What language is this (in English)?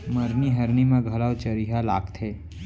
Chhattisgarhi